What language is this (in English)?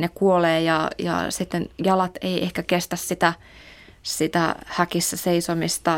Finnish